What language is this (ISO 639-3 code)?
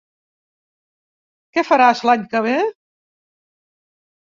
cat